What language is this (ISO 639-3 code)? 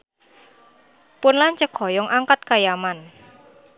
sun